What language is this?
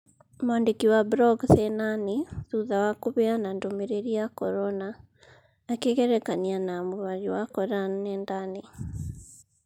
Kikuyu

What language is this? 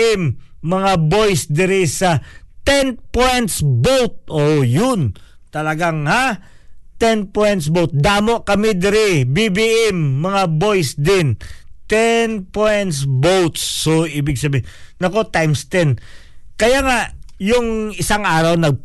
Filipino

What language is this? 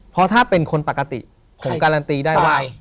Thai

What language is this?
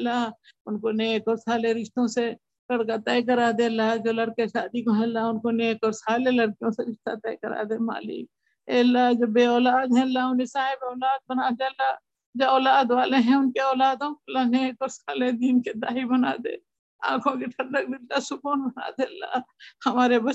Urdu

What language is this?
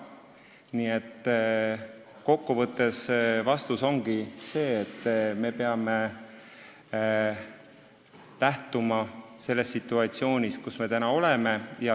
Estonian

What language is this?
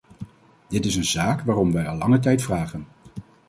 Dutch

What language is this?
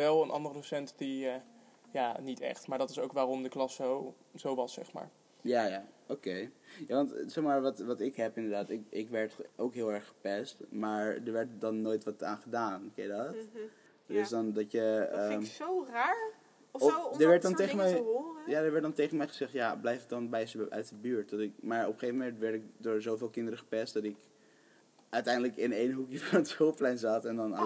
Dutch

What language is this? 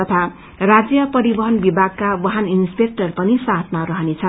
Nepali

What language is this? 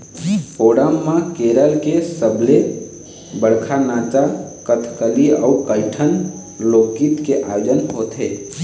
Chhattisgarhi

